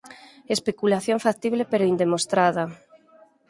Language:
Galician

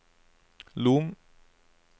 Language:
Norwegian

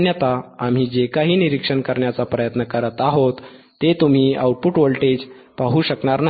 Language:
Marathi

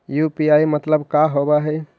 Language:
Magahi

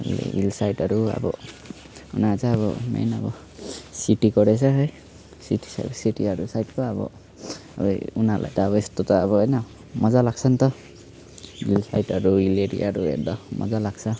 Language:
Nepali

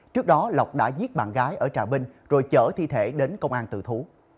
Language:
Vietnamese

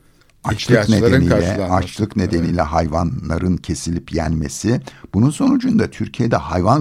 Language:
Turkish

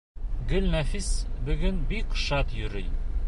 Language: Bashkir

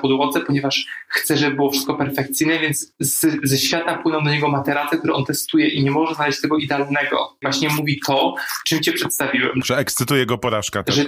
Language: Polish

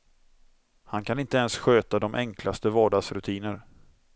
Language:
Swedish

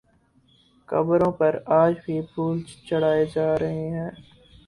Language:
Urdu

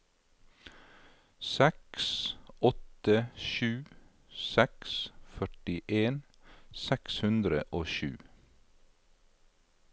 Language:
Norwegian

